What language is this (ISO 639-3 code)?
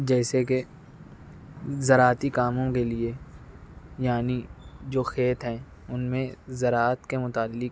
urd